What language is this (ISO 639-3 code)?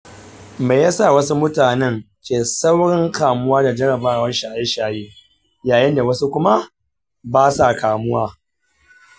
hau